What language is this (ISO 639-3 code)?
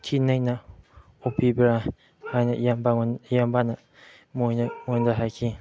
mni